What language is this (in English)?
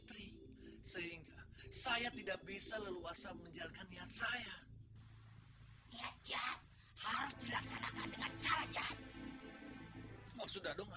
Indonesian